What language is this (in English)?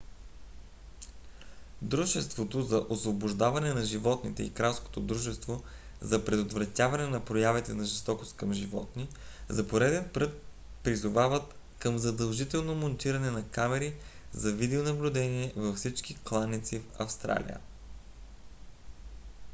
Bulgarian